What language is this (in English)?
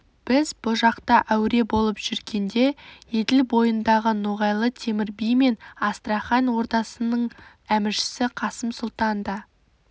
Kazakh